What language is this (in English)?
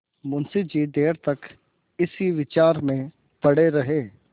Hindi